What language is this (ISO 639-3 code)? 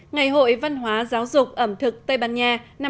vie